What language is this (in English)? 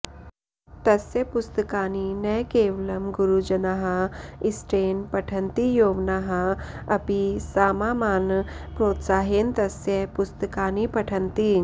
Sanskrit